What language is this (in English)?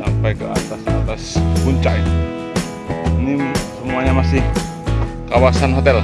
Indonesian